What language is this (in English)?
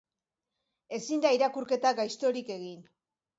Basque